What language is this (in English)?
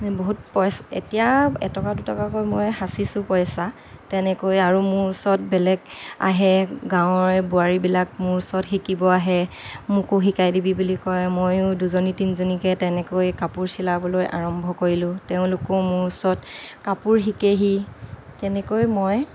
Assamese